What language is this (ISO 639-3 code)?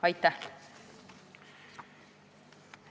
est